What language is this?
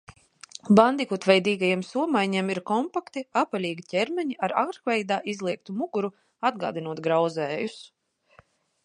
Latvian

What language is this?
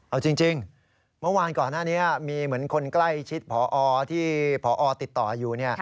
Thai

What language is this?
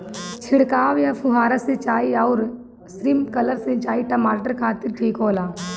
Bhojpuri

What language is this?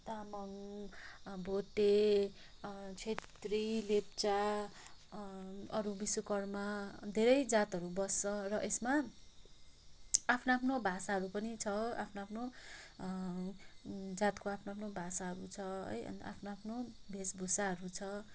Nepali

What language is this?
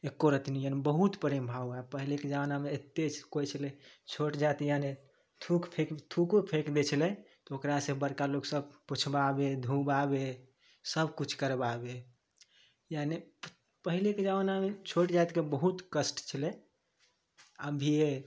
Maithili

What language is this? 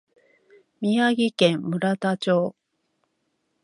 Japanese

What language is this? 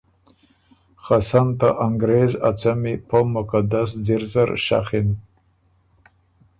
Ormuri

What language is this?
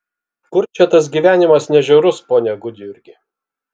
Lithuanian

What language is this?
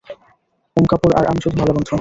Bangla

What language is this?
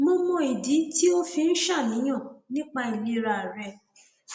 Yoruba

